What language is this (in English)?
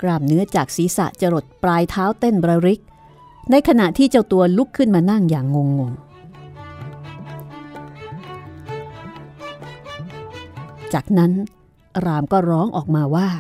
Thai